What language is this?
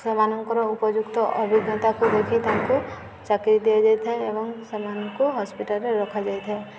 Odia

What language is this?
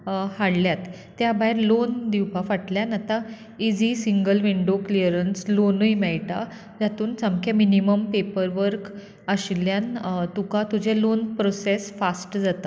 Konkani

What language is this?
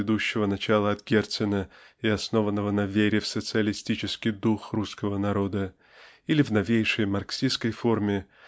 Russian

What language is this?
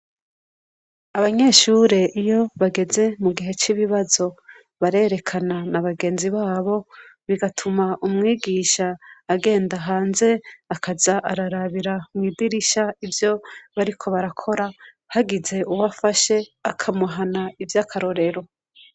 Rundi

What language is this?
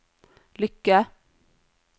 Norwegian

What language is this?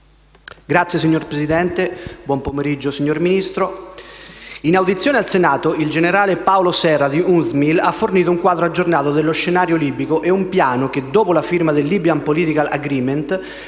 Italian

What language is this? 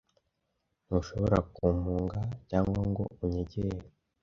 Kinyarwanda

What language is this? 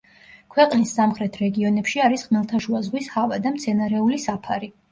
Georgian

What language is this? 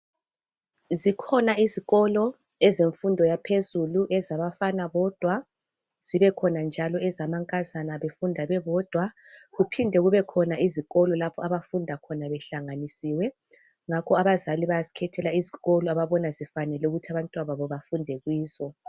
North Ndebele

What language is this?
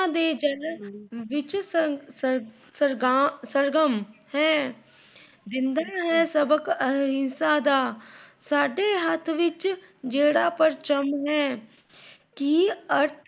Punjabi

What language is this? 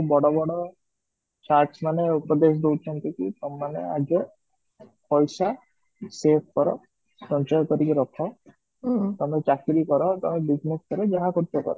Odia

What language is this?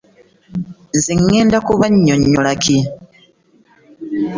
Ganda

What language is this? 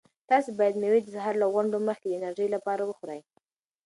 Pashto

